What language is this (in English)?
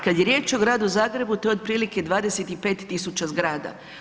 Croatian